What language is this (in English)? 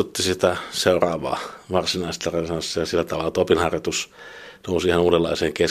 Finnish